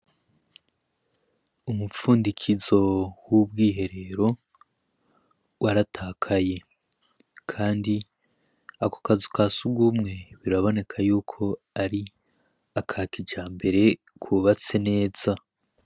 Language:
Rundi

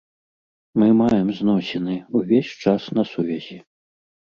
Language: Belarusian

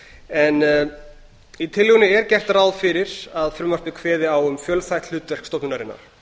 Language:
Icelandic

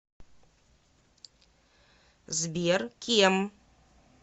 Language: Russian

